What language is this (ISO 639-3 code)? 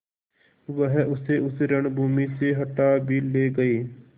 hin